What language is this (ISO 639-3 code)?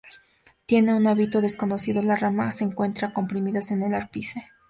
spa